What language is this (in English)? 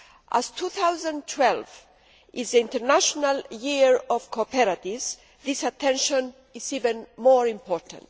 English